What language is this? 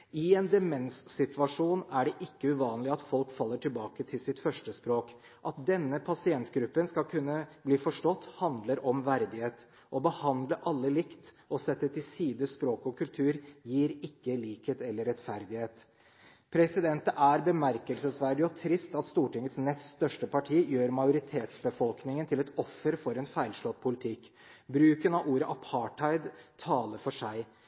Norwegian Bokmål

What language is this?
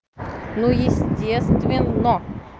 Russian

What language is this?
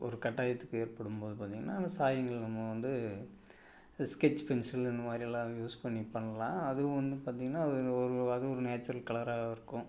Tamil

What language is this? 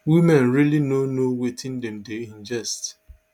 Nigerian Pidgin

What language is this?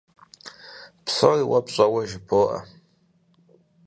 Kabardian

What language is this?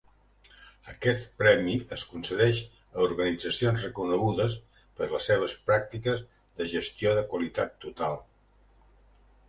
Catalan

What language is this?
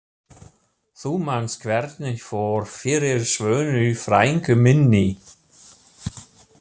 Icelandic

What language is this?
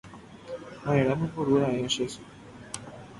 Guarani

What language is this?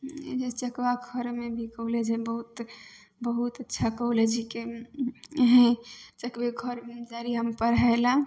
Maithili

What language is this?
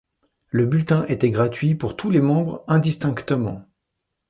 French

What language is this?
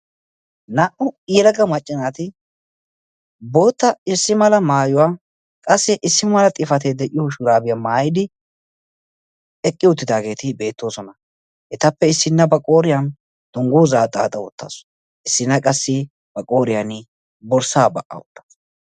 Wolaytta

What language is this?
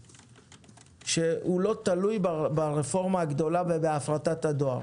Hebrew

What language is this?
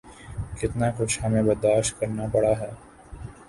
Urdu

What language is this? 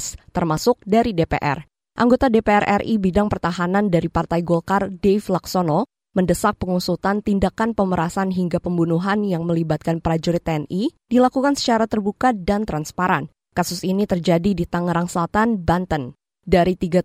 Indonesian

